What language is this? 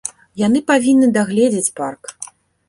Belarusian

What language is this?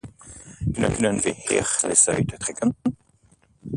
Dutch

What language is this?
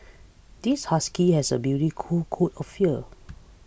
English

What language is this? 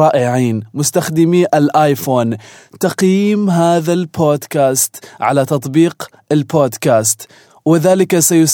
Arabic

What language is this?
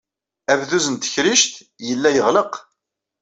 Kabyle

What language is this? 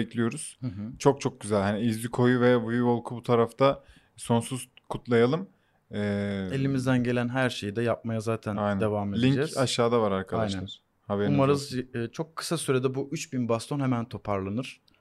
Turkish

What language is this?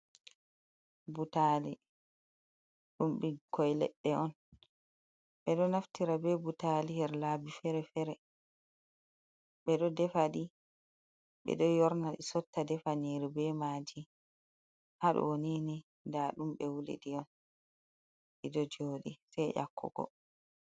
Fula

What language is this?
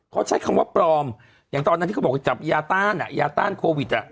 Thai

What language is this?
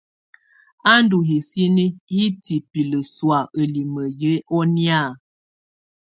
Tunen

